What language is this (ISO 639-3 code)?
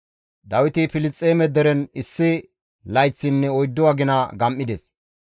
gmv